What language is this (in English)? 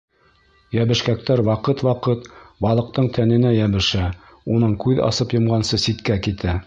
Bashkir